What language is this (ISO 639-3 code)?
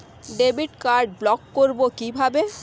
ben